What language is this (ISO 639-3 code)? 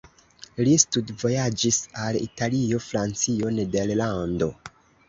epo